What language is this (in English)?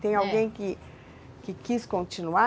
Portuguese